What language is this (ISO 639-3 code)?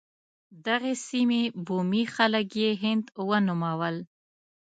pus